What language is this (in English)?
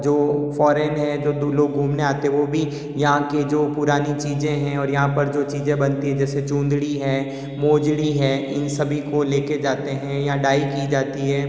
Hindi